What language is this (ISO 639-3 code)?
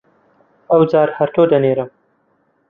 ckb